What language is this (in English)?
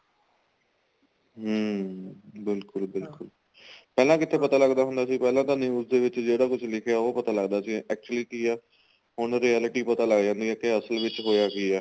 Punjabi